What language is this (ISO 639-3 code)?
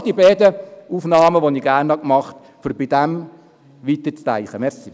gsw